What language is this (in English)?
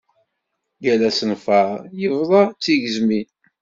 Kabyle